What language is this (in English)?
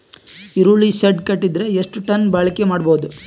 Kannada